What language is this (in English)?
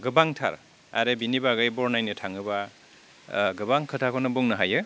Bodo